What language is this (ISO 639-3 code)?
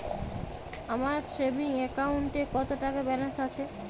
ben